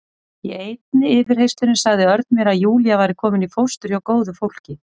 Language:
Icelandic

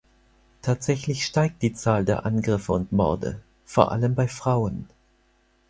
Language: German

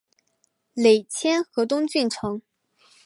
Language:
Chinese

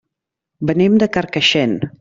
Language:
Catalan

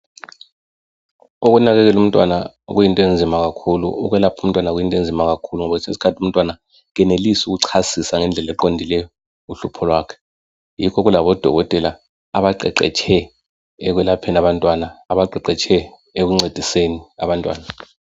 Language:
North Ndebele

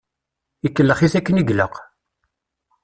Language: Kabyle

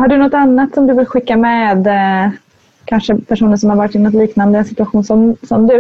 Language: Swedish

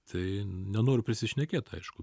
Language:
Lithuanian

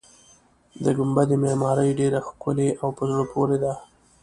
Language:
Pashto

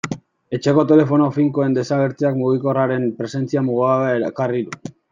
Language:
Basque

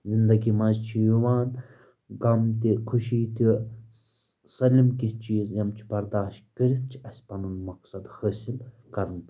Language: Kashmiri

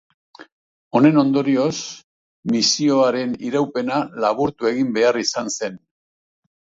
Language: Basque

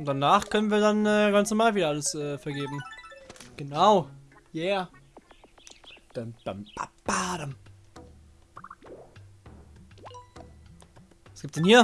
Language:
German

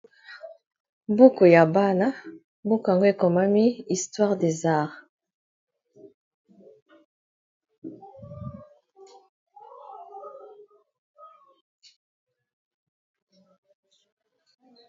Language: Lingala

